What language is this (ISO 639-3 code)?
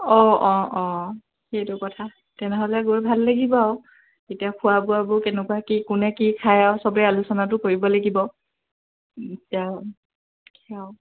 asm